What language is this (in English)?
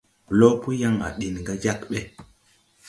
Tupuri